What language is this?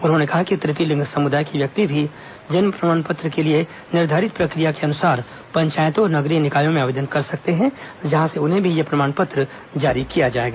Hindi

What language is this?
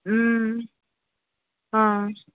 Tamil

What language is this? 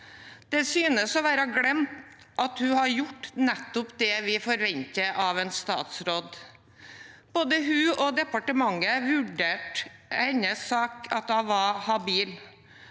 Norwegian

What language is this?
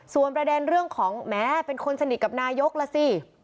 Thai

